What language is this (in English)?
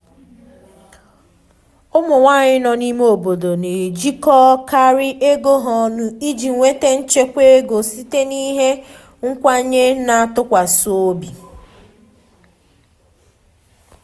Igbo